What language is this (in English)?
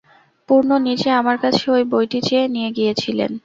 Bangla